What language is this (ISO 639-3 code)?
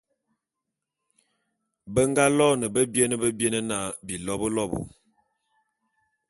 bum